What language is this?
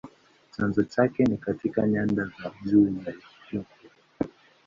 Swahili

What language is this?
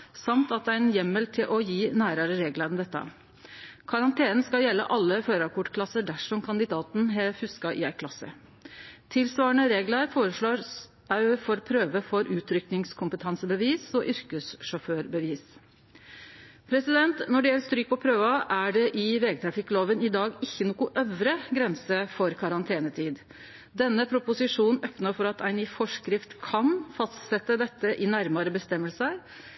Norwegian Nynorsk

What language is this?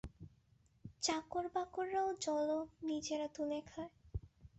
Bangla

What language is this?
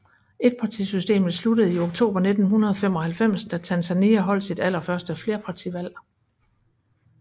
Danish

